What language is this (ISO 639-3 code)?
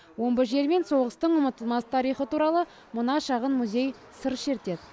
kaz